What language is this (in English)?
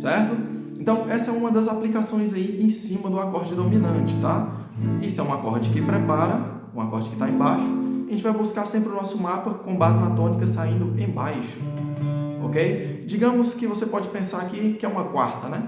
Portuguese